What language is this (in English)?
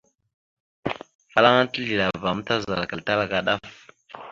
Mada (Cameroon)